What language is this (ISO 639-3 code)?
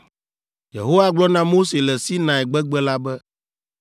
ewe